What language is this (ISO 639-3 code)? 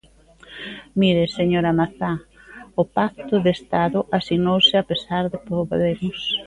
glg